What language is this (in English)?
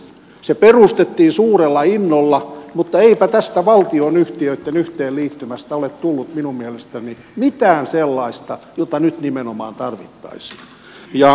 Finnish